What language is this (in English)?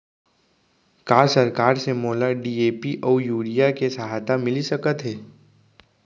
Chhattisgarhi